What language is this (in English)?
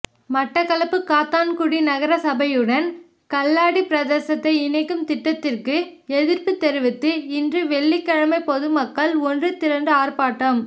Tamil